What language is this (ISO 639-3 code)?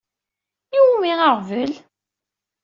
kab